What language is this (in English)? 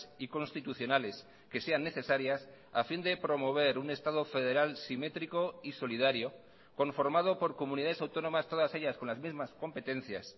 Spanish